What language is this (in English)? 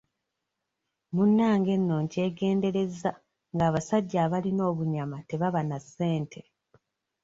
Ganda